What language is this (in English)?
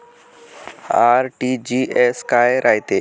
Marathi